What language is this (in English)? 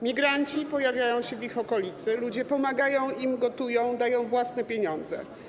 Polish